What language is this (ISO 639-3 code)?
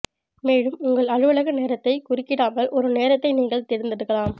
tam